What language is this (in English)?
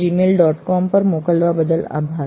Gujarati